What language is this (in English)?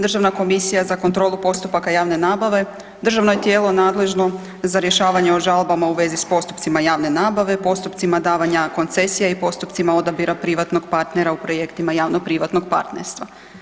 Croatian